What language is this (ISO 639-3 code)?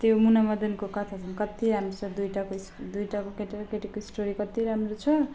nep